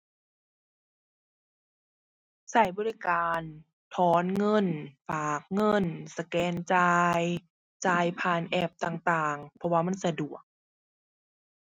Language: Thai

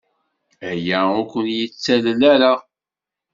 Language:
Kabyle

